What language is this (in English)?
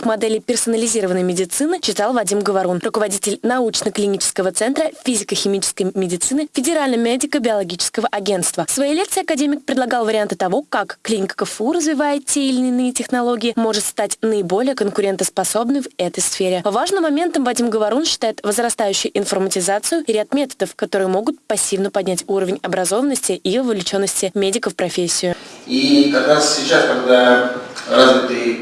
Russian